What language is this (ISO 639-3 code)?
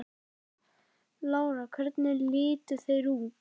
isl